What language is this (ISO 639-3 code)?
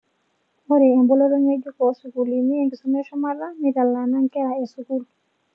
mas